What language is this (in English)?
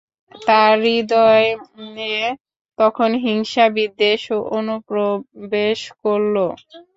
Bangla